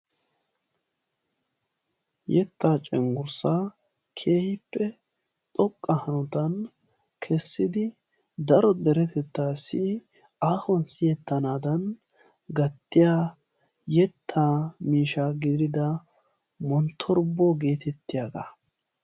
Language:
Wolaytta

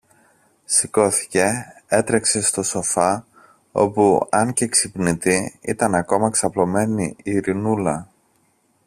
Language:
Greek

